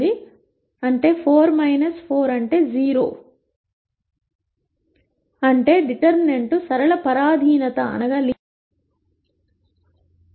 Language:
Telugu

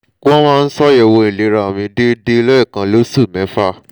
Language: Yoruba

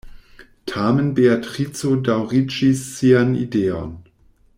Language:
Esperanto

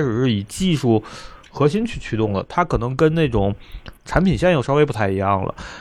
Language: Chinese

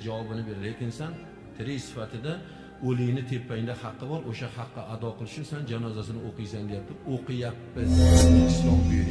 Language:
Turkish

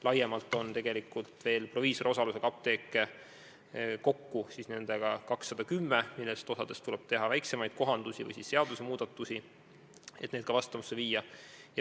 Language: Estonian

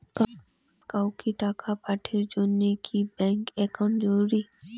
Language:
Bangla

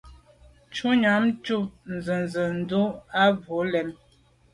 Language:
Medumba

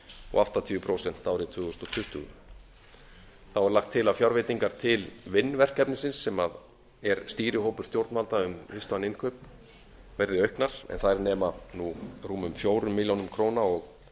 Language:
Icelandic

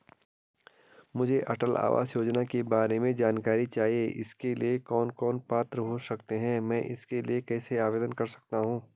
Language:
Hindi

